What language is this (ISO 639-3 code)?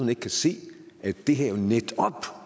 dan